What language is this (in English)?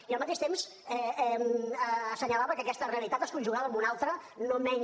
Catalan